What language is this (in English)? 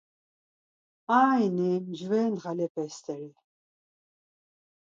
Laz